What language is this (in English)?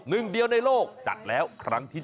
Thai